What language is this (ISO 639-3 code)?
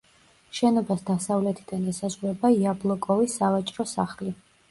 kat